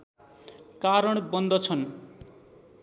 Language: Nepali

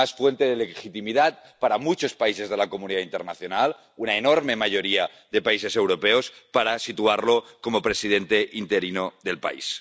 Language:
Spanish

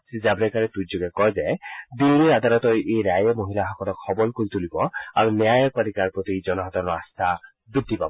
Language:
Assamese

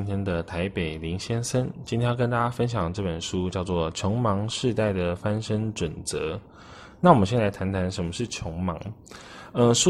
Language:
Chinese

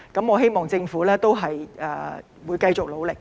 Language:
Cantonese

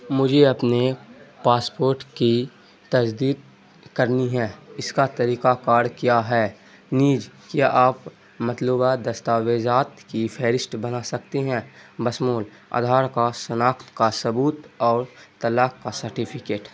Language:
Urdu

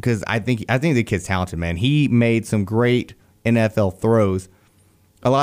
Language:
English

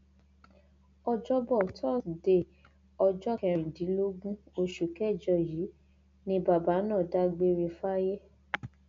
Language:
Yoruba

